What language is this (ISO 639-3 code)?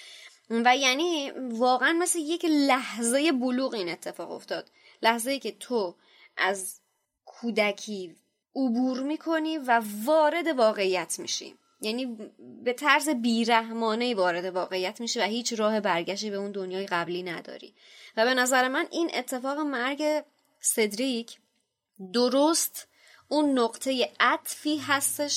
fas